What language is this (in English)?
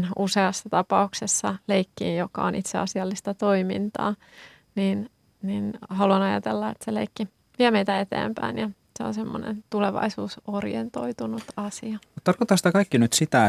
Finnish